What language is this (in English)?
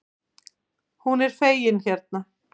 Icelandic